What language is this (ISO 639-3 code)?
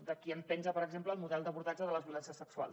cat